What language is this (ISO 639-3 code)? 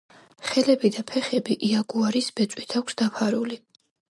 kat